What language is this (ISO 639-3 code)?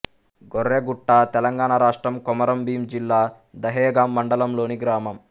tel